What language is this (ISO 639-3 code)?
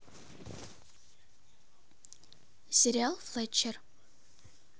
rus